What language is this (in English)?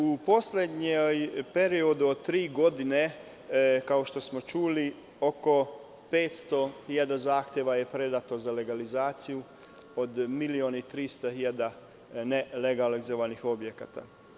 Serbian